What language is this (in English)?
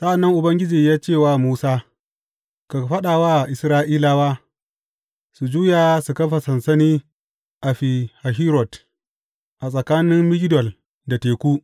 Hausa